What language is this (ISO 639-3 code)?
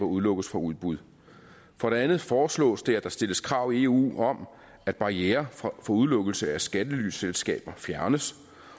dan